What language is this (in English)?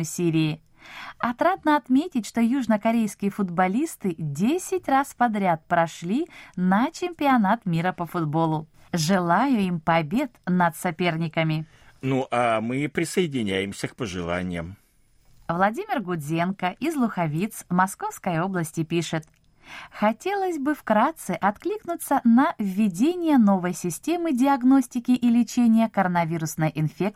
Russian